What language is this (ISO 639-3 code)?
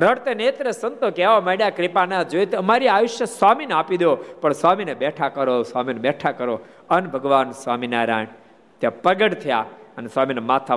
guj